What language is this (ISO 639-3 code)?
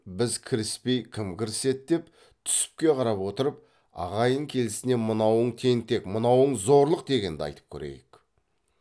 kaz